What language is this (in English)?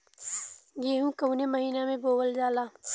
Bhojpuri